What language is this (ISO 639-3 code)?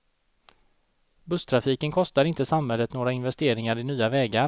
swe